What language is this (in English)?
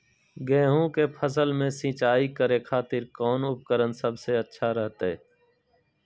Magahi